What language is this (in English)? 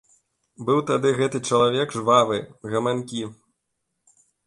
Belarusian